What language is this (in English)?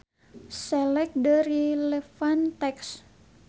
Sundanese